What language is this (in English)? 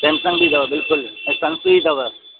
Sindhi